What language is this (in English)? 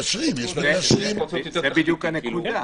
Hebrew